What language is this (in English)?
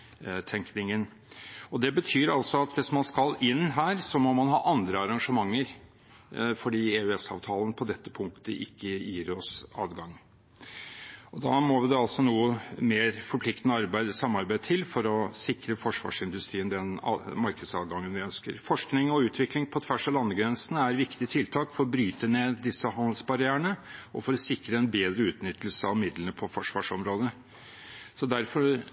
Norwegian Bokmål